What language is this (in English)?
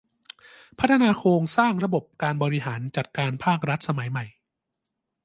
Thai